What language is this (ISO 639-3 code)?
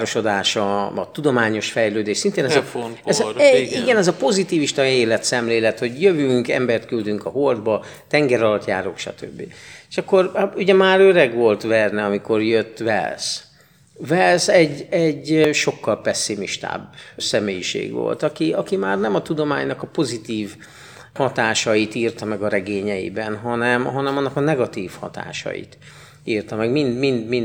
hun